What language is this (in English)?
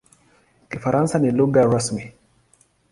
Swahili